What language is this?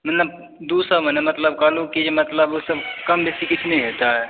Maithili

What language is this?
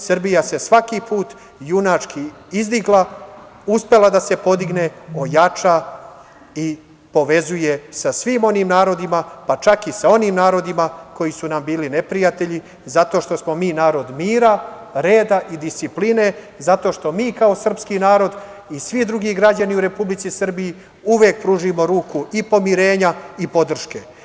Serbian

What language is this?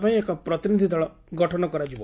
Odia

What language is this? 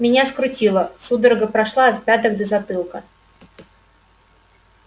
Russian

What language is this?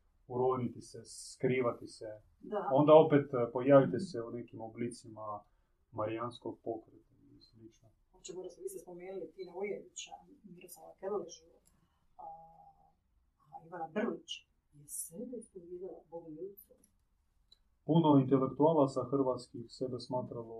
Croatian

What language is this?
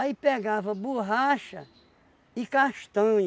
Portuguese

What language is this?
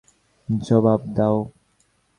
Bangla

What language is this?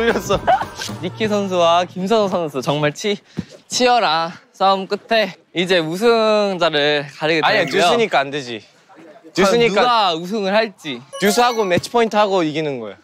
Korean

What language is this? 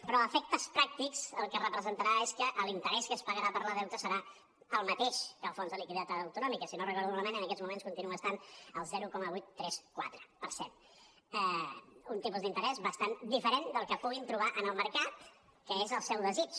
Catalan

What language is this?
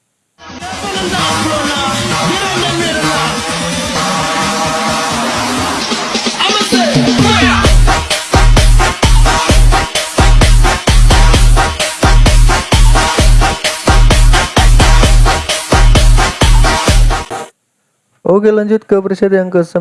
Indonesian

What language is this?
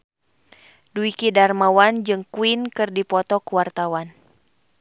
Sundanese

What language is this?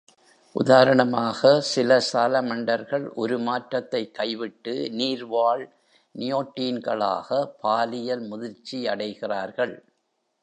Tamil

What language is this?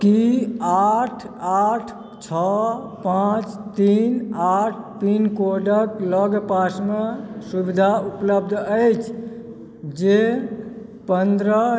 Maithili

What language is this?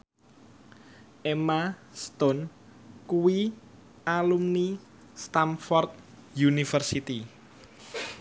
Javanese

